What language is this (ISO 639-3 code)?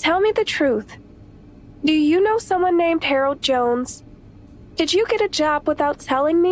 eng